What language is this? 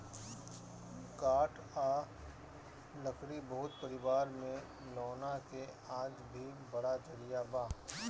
Bhojpuri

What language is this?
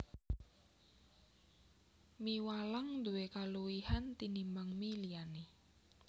Javanese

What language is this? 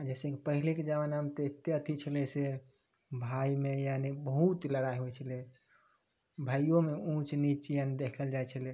Maithili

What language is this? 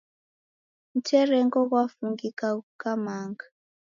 Taita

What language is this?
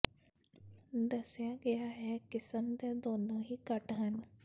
Punjabi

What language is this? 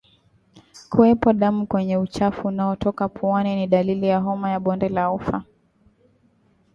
Swahili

